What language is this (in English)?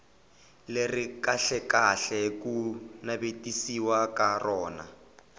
Tsonga